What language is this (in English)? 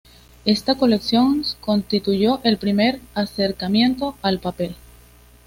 Spanish